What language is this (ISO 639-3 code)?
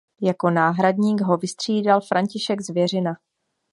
ces